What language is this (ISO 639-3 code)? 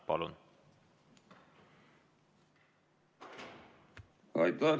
est